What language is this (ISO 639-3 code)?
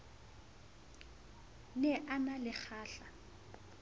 sot